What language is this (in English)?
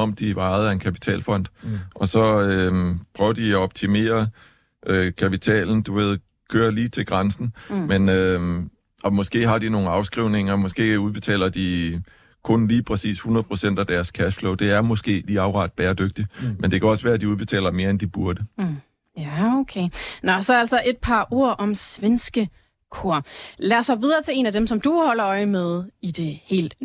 Danish